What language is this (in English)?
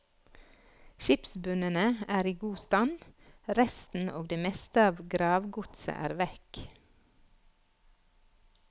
Norwegian